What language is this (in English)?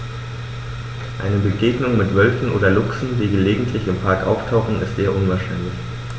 German